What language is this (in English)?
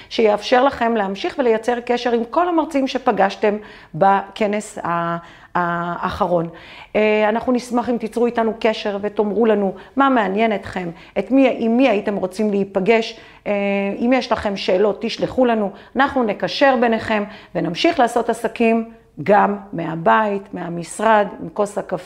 Hebrew